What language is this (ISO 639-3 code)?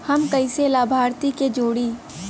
bho